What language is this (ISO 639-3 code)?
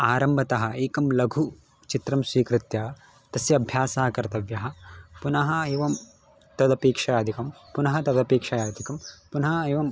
san